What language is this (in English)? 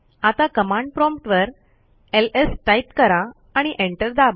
Marathi